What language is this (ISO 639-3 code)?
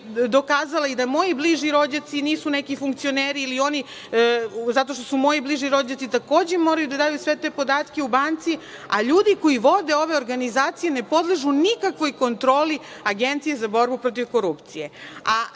srp